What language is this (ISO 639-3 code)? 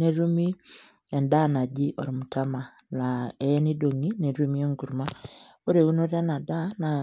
mas